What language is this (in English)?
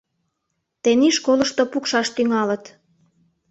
Mari